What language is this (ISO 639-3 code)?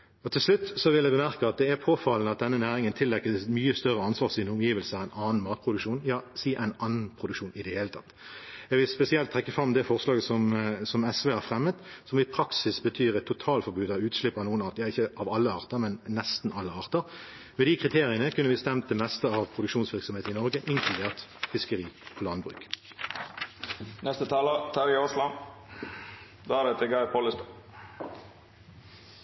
nob